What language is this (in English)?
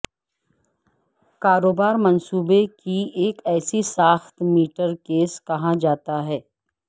Urdu